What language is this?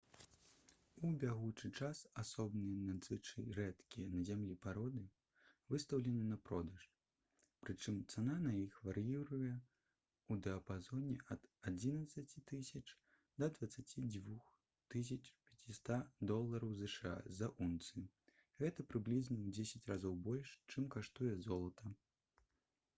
Belarusian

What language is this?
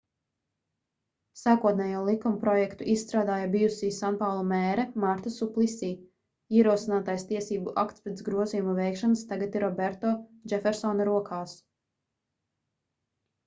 Latvian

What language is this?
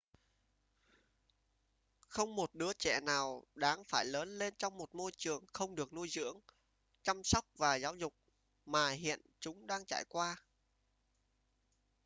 Vietnamese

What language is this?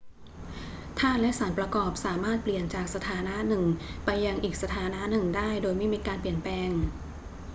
Thai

